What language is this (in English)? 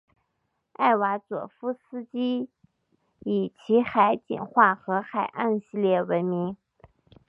Chinese